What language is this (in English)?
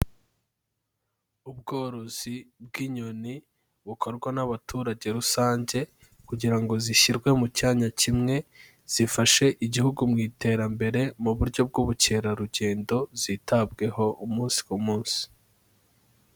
Kinyarwanda